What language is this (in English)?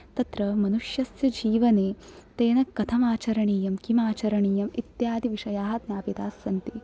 Sanskrit